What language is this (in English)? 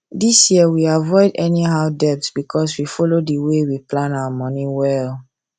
Nigerian Pidgin